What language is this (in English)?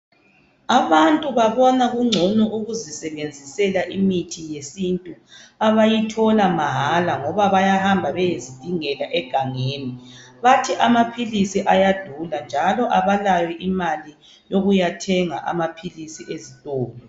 North Ndebele